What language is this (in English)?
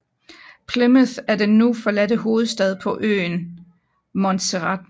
Danish